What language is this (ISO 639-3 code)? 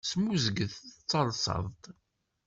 kab